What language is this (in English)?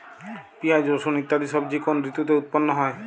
Bangla